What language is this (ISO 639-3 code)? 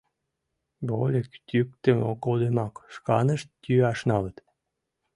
chm